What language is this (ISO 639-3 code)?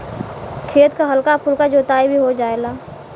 bho